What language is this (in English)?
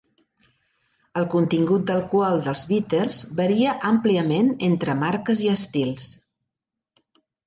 Catalan